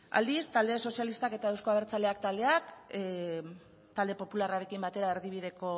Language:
Basque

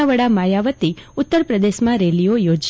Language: Gujarati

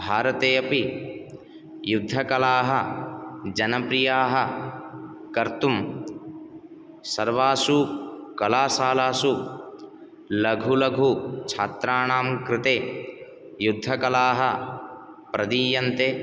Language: Sanskrit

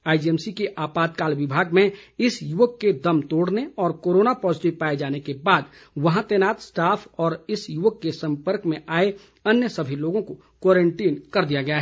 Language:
Hindi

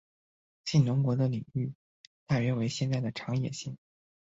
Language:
Chinese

